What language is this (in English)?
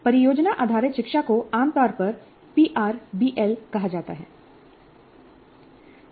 Hindi